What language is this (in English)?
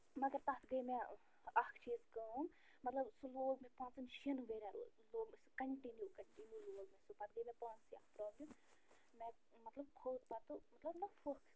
Kashmiri